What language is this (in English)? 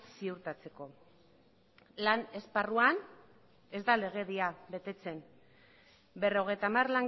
Basque